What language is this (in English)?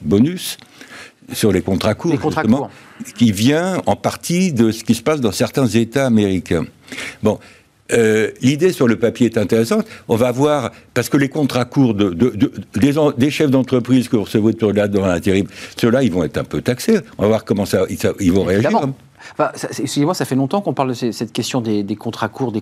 French